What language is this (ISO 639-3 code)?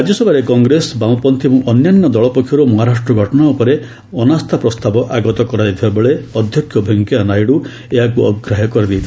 ori